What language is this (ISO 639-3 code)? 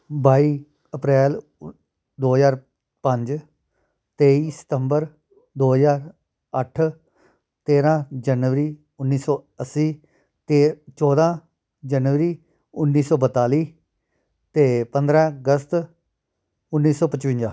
pan